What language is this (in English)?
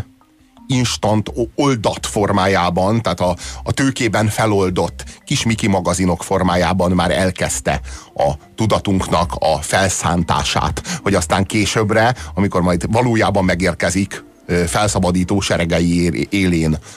Hungarian